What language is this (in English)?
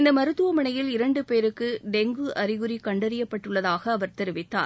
Tamil